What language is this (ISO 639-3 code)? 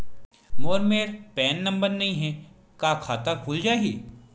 hne